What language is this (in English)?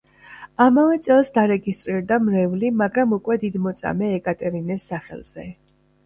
Georgian